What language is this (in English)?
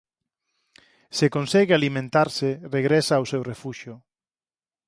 Galician